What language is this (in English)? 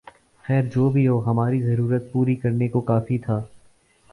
Urdu